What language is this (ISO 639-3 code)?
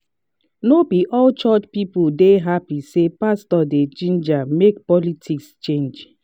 pcm